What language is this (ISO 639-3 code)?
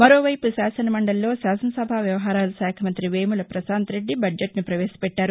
tel